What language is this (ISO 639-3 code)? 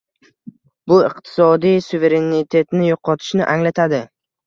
uzb